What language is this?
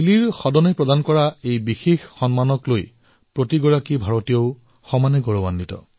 Assamese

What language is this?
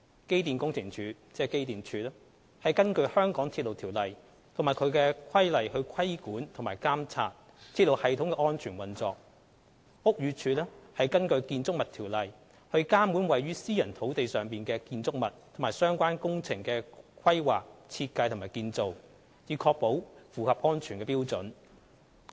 Cantonese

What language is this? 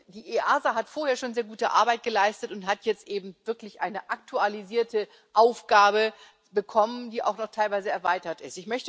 German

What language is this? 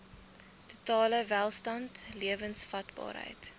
Afrikaans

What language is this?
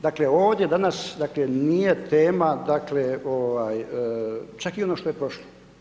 Croatian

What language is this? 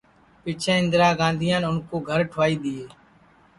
Sansi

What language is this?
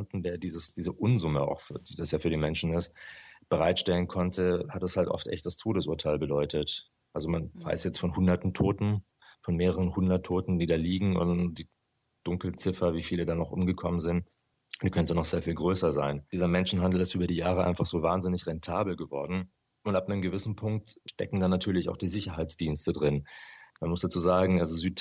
German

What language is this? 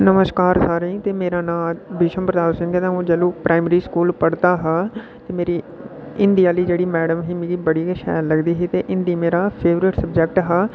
Dogri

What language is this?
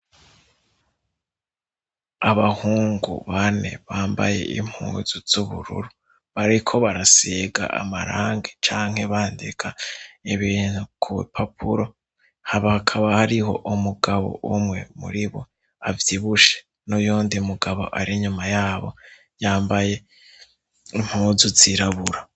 Rundi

